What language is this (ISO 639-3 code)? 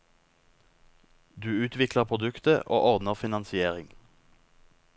nor